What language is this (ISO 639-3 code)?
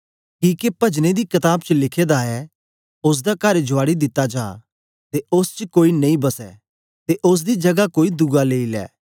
doi